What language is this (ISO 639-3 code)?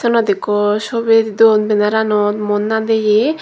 ccp